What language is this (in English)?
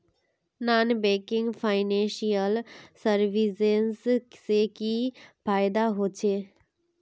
Magahi